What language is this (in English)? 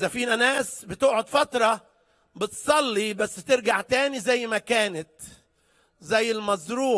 Arabic